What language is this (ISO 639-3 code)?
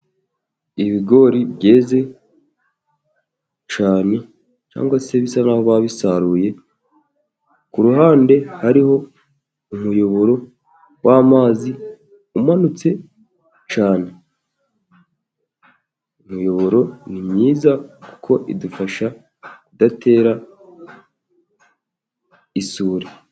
kin